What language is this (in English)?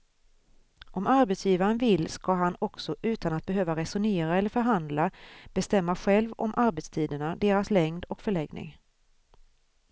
Swedish